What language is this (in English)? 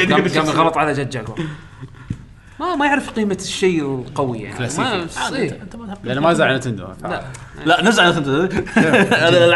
Arabic